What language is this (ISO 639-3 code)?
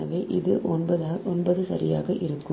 tam